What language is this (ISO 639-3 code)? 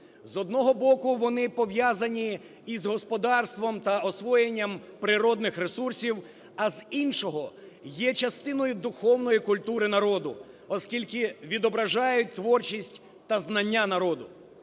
ukr